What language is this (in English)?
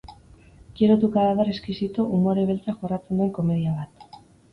Basque